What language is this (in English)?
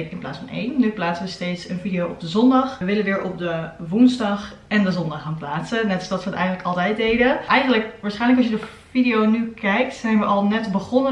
Dutch